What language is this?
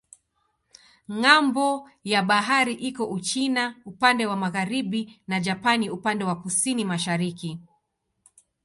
Swahili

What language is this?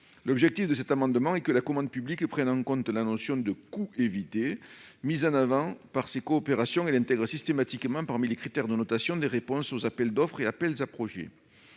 French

